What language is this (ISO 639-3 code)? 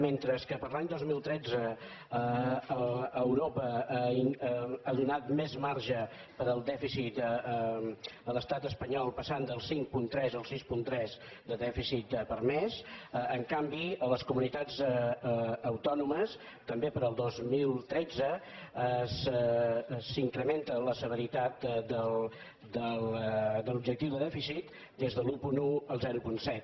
cat